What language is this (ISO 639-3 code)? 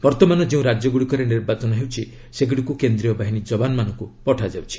ori